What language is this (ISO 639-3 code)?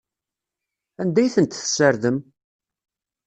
kab